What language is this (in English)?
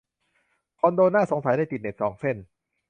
Thai